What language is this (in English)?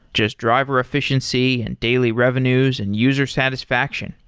English